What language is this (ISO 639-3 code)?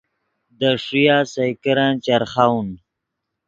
ydg